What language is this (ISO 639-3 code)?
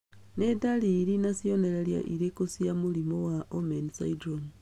kik